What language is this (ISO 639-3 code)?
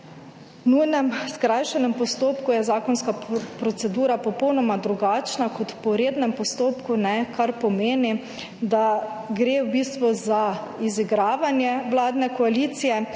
slv